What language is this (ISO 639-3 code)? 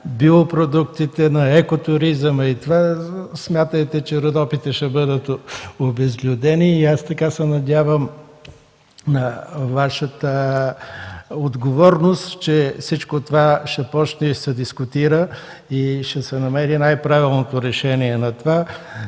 bul